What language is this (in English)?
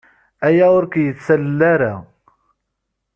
Kabyle